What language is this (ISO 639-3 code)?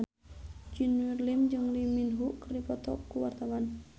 sun